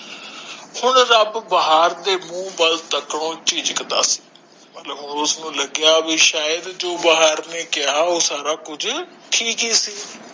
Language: Punjabi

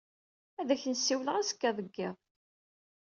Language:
Kabyle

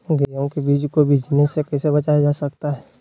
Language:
Magahi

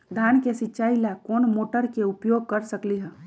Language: Magahi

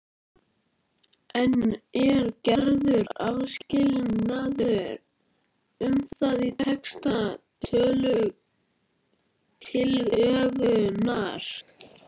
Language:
Icelandic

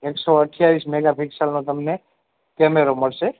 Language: Gujarati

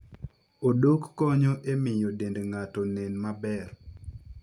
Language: Luo (Kenya and Tanzania)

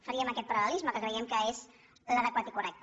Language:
Catalan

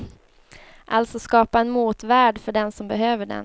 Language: Swedish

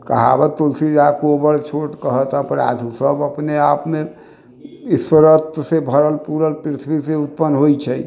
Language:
Maithili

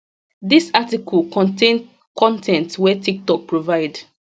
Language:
Nigerian Pidgin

